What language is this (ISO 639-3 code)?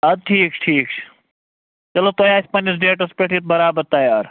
kas